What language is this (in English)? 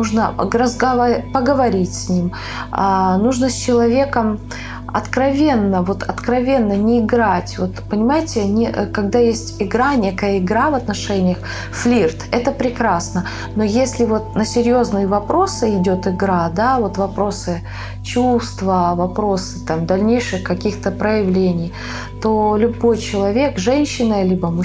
Russian